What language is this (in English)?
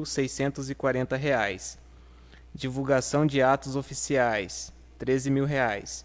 Portuguese